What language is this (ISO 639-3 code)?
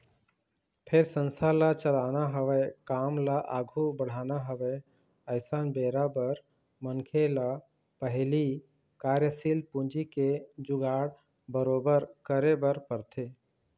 hne